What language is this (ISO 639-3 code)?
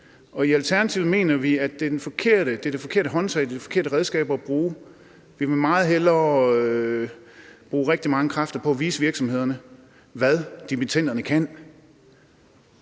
dan